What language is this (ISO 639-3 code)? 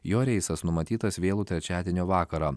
lit